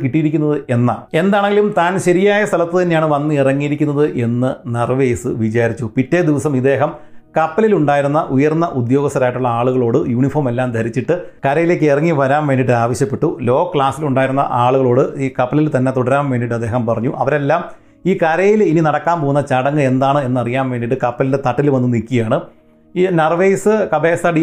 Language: Malayalam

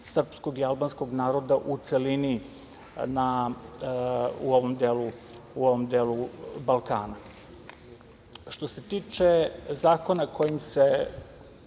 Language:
Serbian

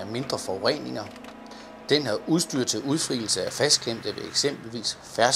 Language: Danish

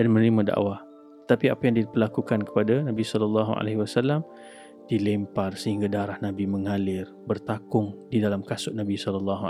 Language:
Malay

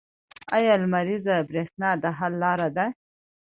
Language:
Pashto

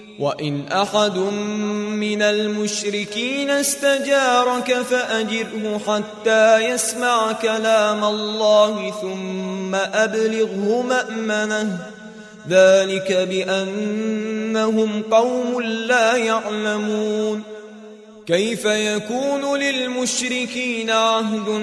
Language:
Arabic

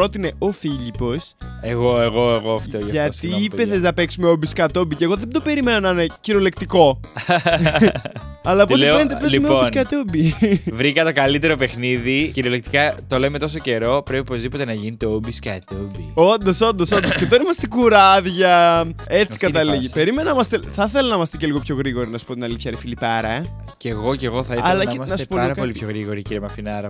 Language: Greek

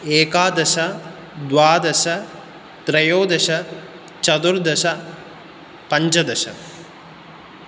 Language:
Sanskrit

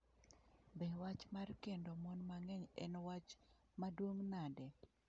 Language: Luo (Kenya and Tanzania)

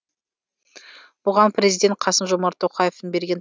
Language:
Kazakh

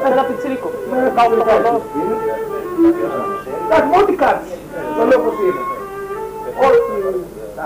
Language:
Greek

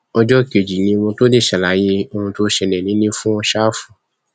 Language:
Yoruba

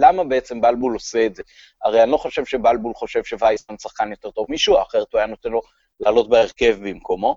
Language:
Hebrew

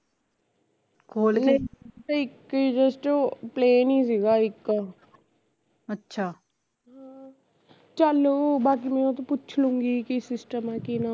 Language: Punjabi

